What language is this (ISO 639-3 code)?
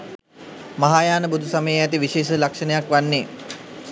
sin